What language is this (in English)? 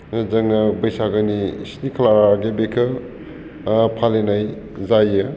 Bodo